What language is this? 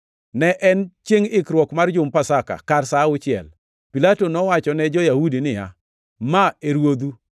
Luo (Kenya and Tanzania)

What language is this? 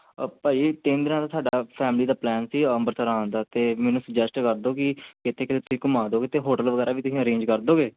Punjabi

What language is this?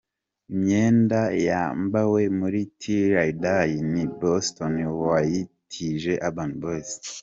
Kinyarwanda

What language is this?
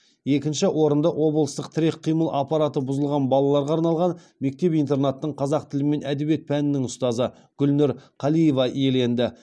Kazakh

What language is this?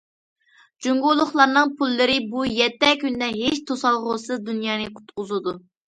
Uyghur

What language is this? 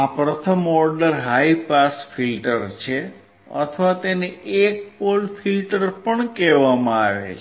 Gujarati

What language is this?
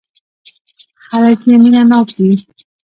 Pashto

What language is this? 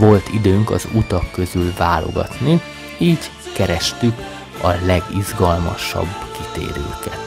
Hungarian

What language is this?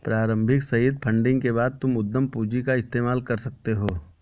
Hindi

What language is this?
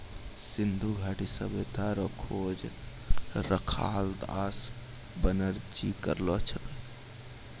Maithili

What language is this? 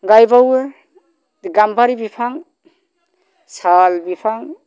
Bodo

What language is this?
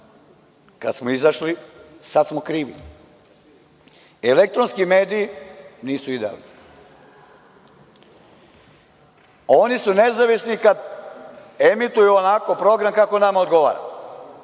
Serbian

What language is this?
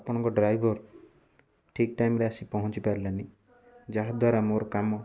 Odia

